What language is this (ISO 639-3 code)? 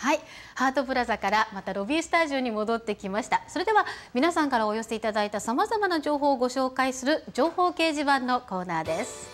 jpn